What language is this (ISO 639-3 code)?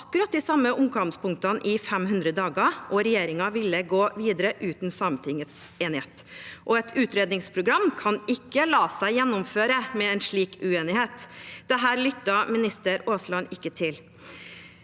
nor